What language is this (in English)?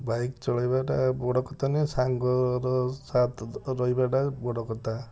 Odia